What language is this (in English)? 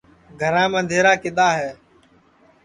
Sansi